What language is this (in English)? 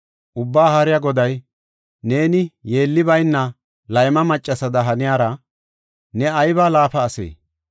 Gofa